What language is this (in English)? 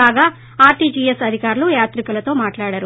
Telugu